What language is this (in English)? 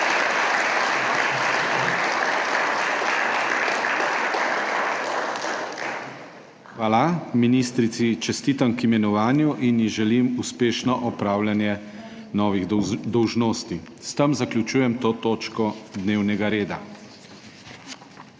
Slovenian